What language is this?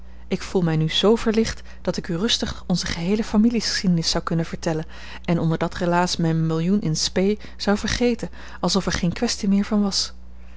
Dutch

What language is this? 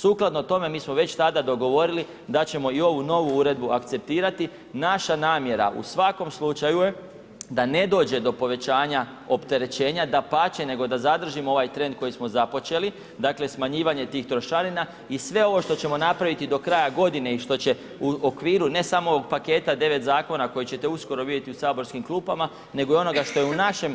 Croatian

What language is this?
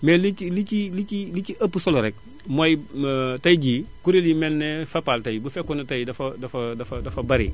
Wolof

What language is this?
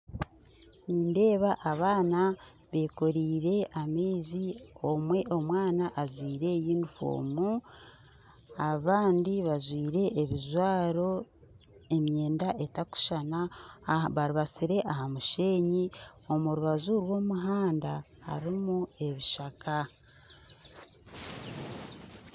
Nyankole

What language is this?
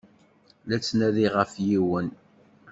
Kabyle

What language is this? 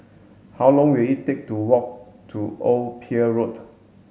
English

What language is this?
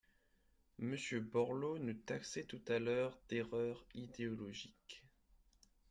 French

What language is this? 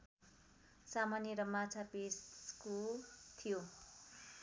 Nepali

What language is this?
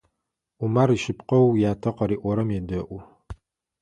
Adyghe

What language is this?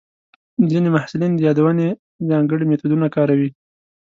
Pashto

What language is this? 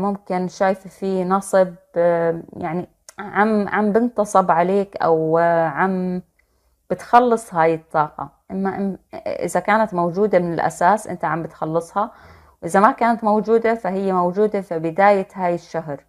Arabic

